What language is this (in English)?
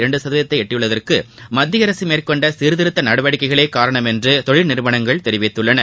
Tamil